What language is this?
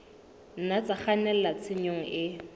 Southern Sotho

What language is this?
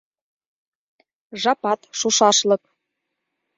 Mari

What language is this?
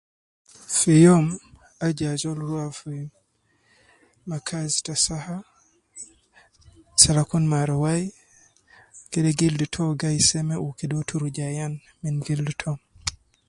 Nubi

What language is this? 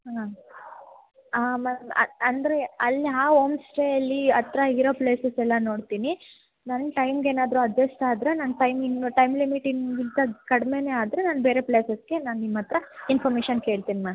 Kannada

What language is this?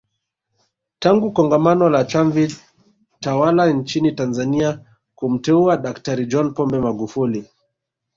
Swahili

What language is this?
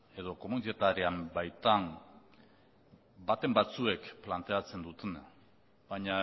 Basque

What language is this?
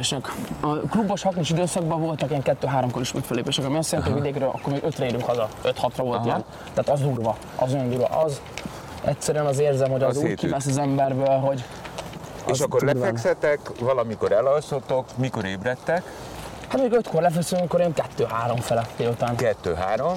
Hungarian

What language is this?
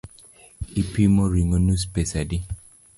Luo (Kenya and Tanzania)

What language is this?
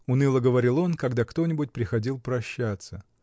Russian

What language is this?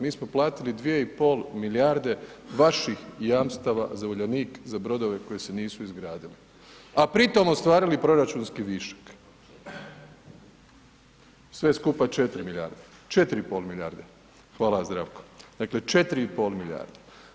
Croatian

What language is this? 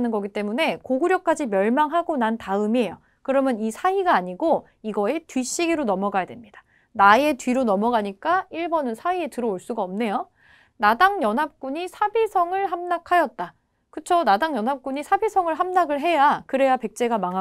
Korean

